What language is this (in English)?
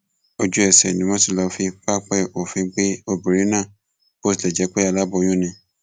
Yoruba